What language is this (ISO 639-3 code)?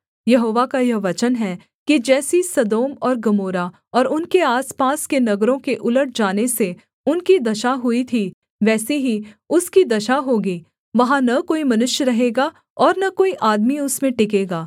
hin